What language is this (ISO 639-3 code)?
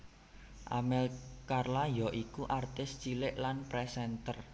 jav